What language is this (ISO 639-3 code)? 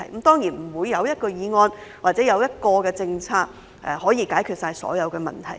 yue